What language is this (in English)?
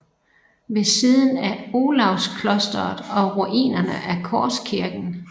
Danish